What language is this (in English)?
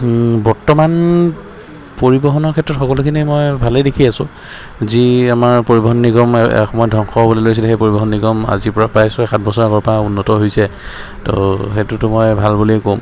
Assamese